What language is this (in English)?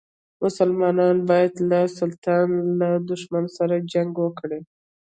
Pashto